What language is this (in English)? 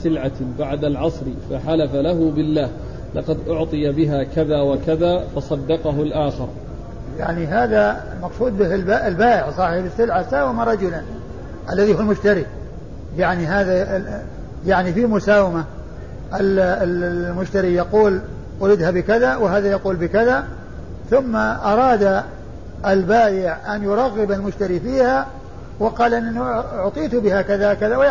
Arabic